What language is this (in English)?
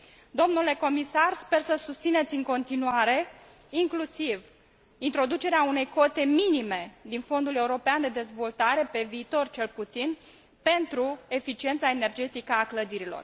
Romanian